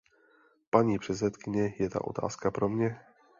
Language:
Czech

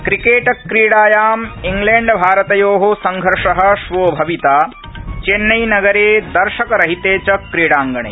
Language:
Sanskrit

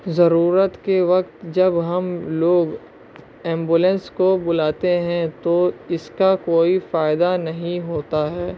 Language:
Urdu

